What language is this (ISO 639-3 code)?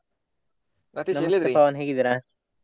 kan